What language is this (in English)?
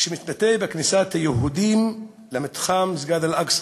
Hebrew